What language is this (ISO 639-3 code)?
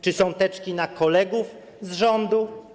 pol